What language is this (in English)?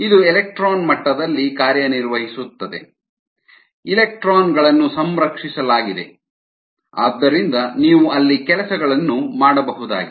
Kannada